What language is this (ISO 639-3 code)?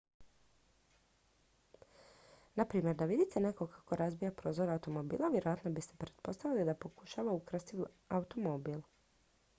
hrv